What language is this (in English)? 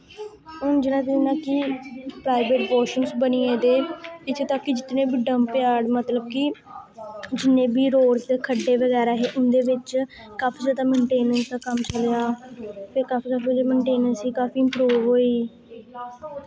Dogri